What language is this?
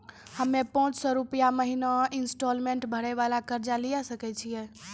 Maithili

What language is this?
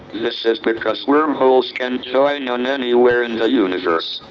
English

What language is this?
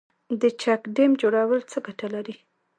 Pashto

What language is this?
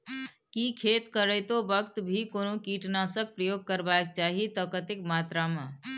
Maithili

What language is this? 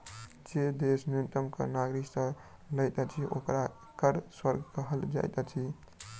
Maithili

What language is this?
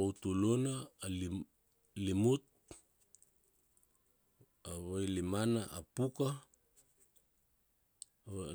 Kuanua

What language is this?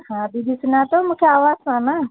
Sindhi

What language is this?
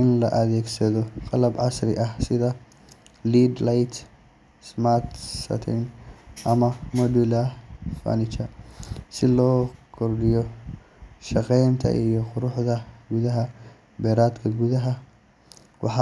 Somali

